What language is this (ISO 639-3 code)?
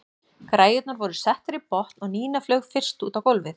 isl